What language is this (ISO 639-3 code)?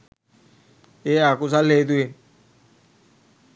sin